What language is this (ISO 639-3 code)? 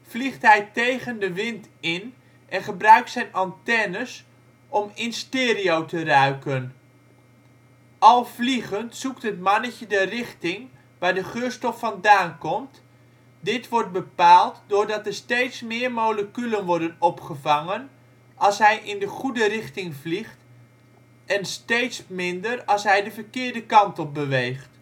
nld